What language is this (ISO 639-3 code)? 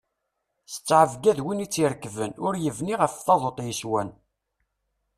kab